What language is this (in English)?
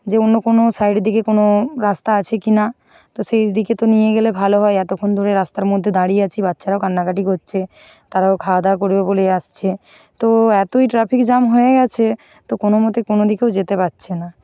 Bangla